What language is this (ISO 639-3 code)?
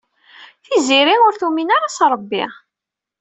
kab